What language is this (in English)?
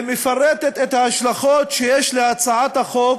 Hebrew